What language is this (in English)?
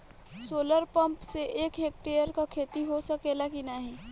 Bhojpuri